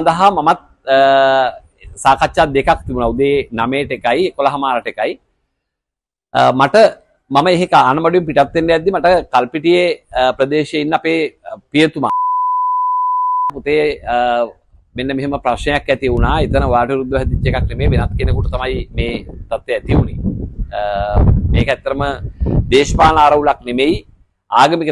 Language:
Indonesian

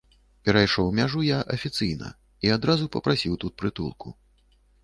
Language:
Belarusian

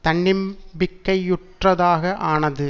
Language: Tamil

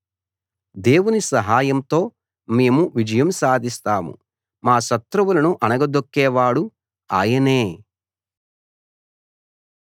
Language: Telugu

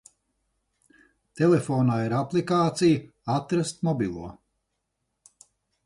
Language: Latvian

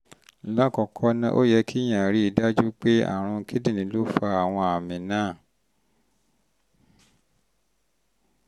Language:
Yoruba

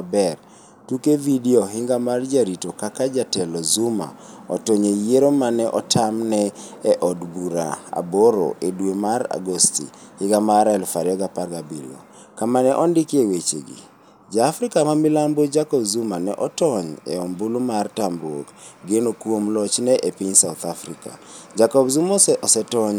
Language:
Luo (Kenya and Tanzania)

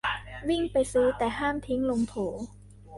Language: Thai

